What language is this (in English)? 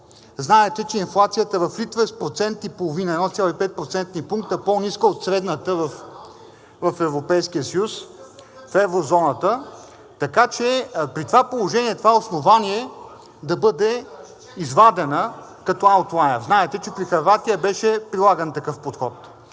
Bulgarian